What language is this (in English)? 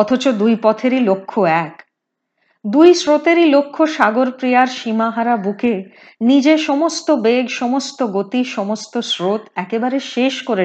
Hindi